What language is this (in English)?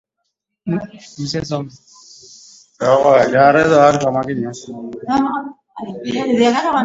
Swahili